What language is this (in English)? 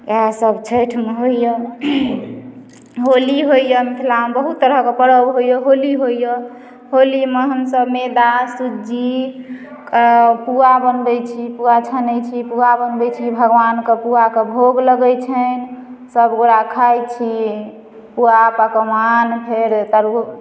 Maithili